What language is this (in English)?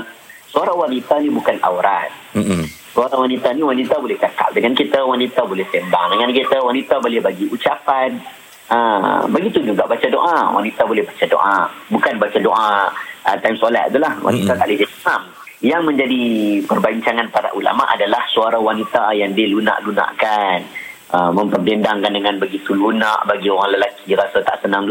Malay